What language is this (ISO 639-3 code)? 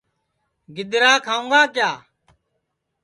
ssi